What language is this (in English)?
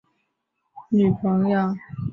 Chinese